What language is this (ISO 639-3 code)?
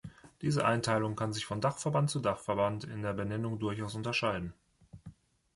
deu